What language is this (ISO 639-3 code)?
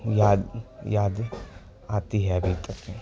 urd